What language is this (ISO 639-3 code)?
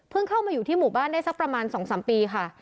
tha